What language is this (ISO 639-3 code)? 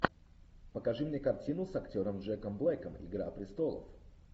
rus